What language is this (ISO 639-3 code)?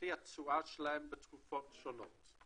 heb